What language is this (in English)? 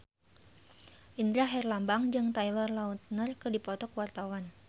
Sundanese